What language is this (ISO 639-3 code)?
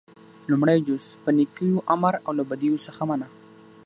pus